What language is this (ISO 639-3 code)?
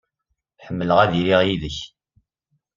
kab